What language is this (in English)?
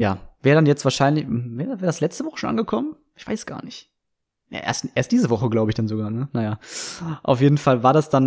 German